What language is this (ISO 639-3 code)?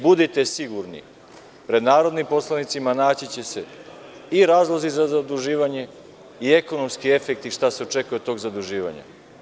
srp